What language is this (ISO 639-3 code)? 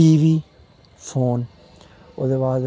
doi